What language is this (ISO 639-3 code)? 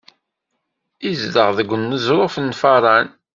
kab